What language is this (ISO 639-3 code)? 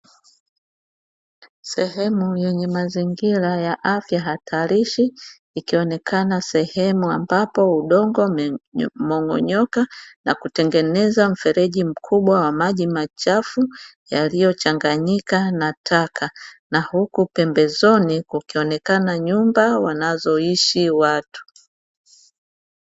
swa